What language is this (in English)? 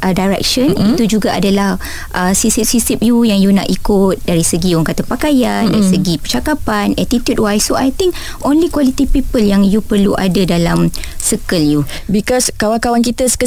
Malay